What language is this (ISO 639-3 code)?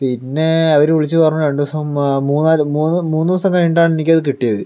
mal